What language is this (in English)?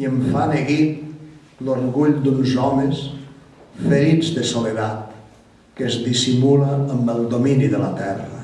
Catalan